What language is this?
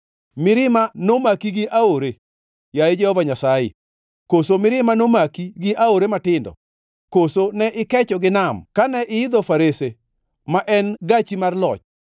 Luo (Kenya and Tanzania)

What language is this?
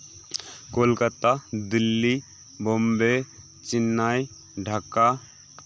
Santali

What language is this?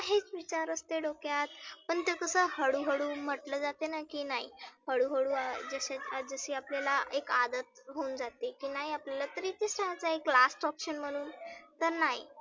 Marathi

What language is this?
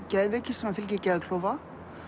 Icelandic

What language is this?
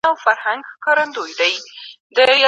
Pashto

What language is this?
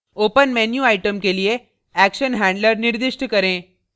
Hindi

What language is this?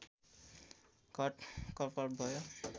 Nepali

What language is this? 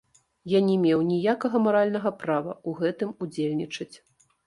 Belarusian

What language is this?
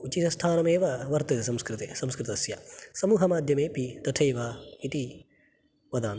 Sanskrit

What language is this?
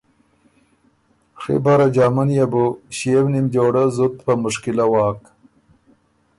Ormuri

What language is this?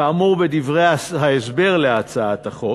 Hebrew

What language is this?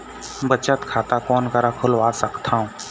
Chhattisgarhi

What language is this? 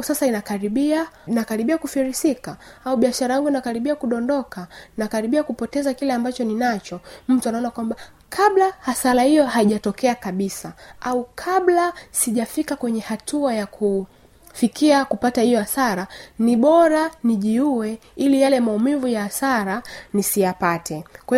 Swahili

